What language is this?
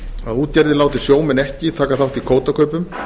Icelandic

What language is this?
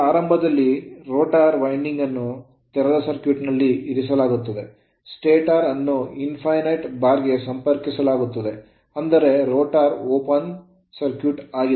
Kannada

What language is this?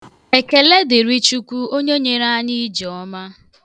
Igbo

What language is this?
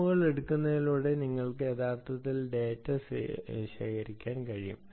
Malayalam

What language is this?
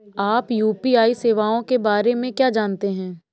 Hindi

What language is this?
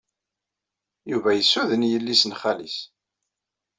Kabyle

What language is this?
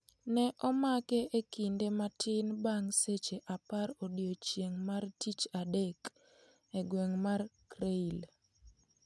Luo (Kenya and Tanzania)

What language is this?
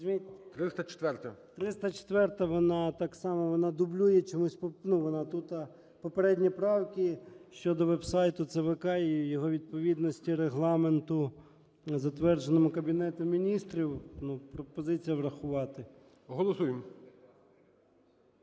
Ukrainian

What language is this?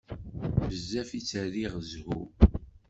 Kabyle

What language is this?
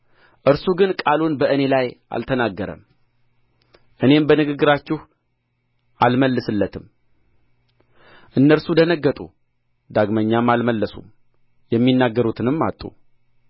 Amharic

